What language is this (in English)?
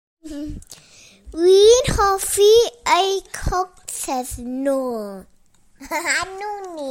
Welsh